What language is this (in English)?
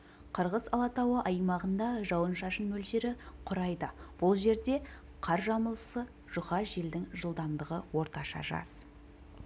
Kazakh